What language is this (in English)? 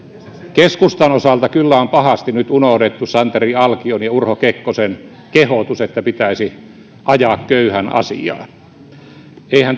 Finnish